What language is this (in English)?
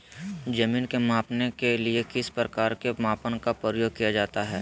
Magahi